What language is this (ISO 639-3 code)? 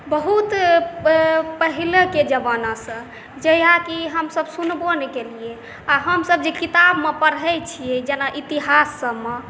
mai